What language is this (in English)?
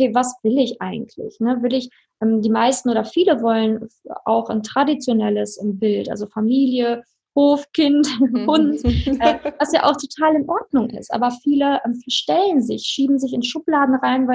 German